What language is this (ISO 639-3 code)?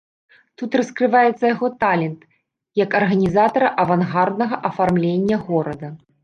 bel